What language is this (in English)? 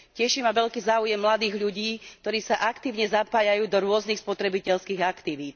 Slovak